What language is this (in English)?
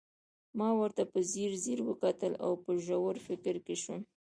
Pashto